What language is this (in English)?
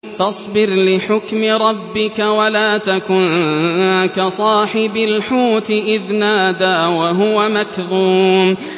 Arabic